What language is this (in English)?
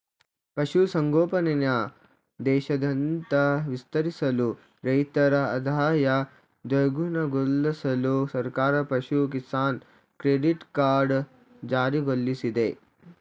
Kannada